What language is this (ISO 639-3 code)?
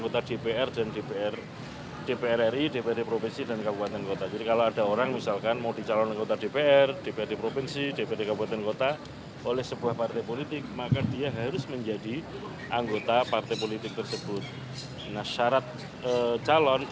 ind